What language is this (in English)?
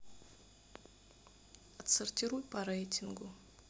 Russian